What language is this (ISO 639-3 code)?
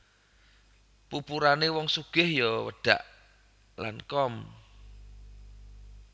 jav